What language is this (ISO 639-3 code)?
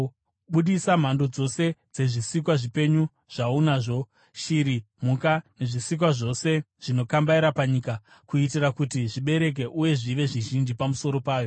sna